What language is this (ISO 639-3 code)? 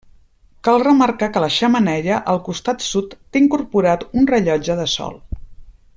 cat